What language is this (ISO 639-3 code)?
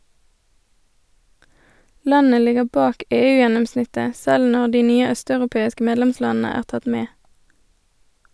nor